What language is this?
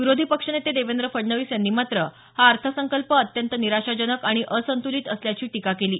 Marathi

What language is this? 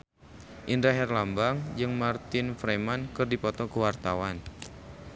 Sundanese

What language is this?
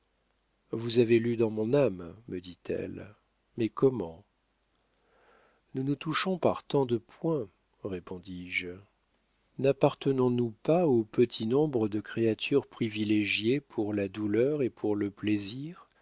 French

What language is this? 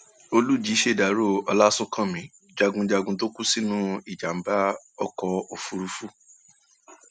Yoruba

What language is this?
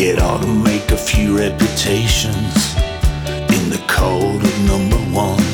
Croatian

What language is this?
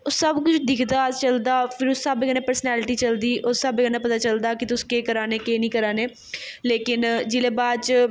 Dogri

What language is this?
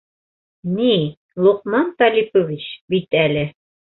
Bashkir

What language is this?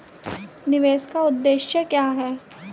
Hindi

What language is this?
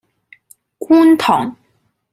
Cantonese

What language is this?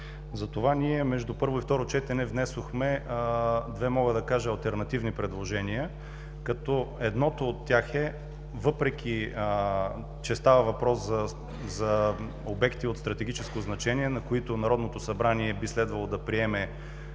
Bulgarian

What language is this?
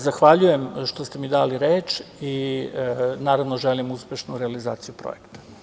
Serbian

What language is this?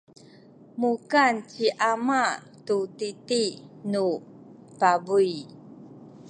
Sakizaya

